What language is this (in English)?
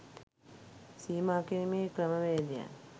Sinhala